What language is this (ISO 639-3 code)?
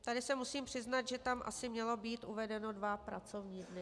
ces